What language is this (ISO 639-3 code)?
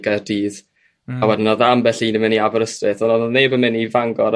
cym